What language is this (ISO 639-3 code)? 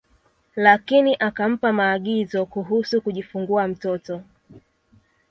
swa